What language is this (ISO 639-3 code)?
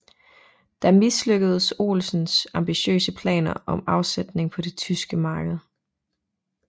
dan